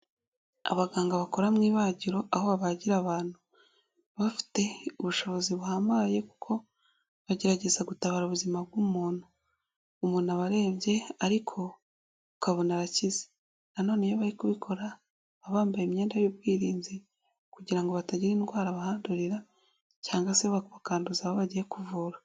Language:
Kinyarwanda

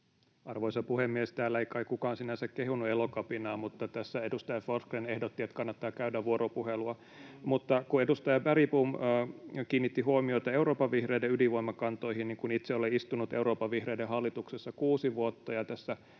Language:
Finnish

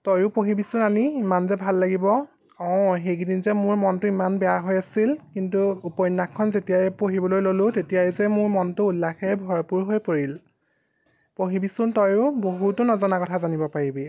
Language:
Assamese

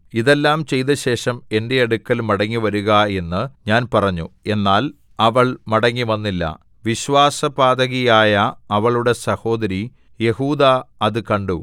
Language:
Malayalam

